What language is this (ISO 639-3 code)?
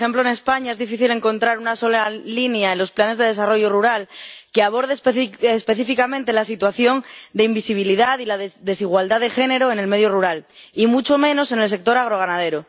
spa